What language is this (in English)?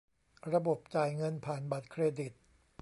Thai